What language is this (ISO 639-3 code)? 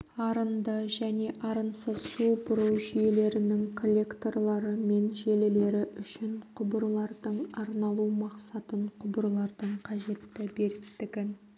kaz